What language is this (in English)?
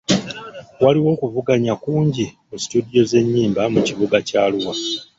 Ganda